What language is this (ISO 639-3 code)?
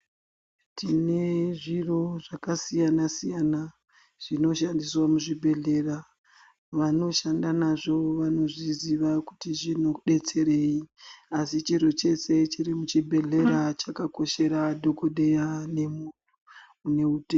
ndc